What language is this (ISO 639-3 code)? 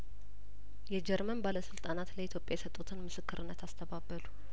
amh